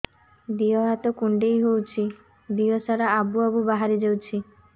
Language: Odia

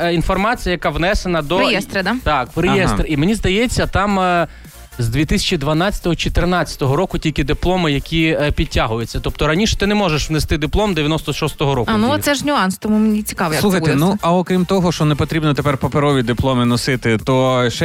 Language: Ukrainian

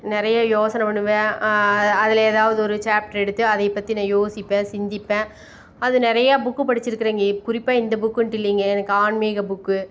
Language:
Tamil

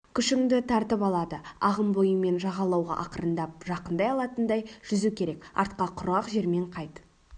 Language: Kazakh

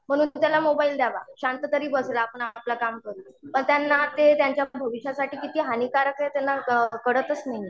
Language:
Marathi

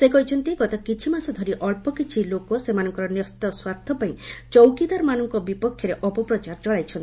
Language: Odia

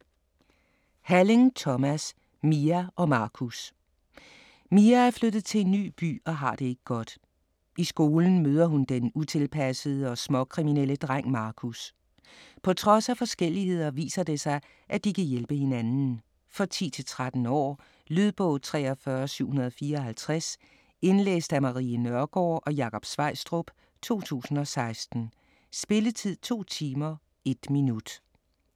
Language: Danish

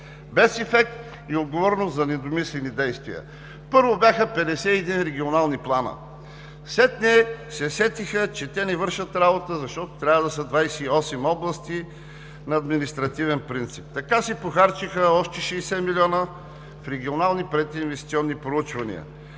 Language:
Bulgarian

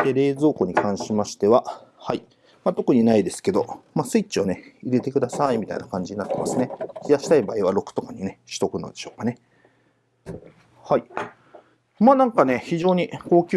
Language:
Japanese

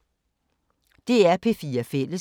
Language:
Danish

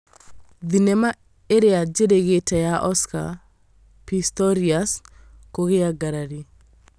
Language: Kikuyu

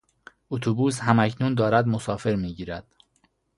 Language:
Persian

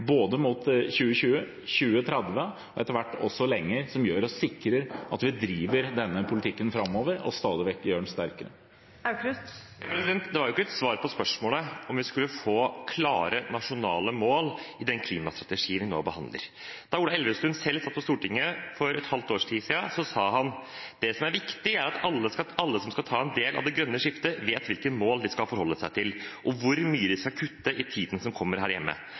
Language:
Norwegian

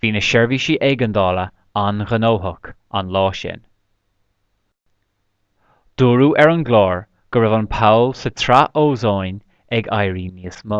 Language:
Irish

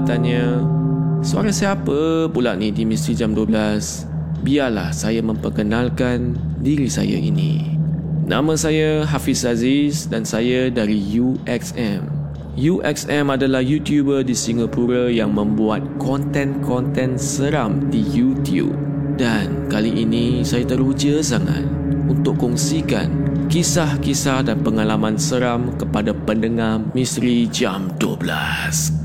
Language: Malay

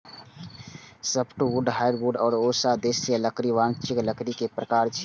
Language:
Maithili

